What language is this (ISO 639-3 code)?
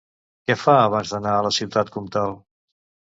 cat